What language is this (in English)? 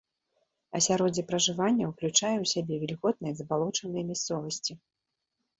Belarusian